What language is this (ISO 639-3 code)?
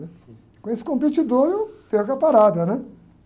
por